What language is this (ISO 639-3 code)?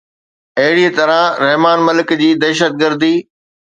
snd